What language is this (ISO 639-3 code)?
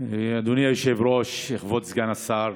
heb